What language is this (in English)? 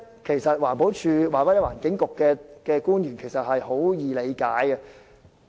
Cantonese